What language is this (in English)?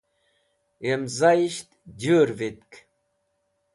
Wakhi